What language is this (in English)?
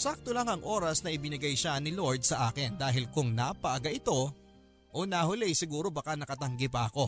Filipino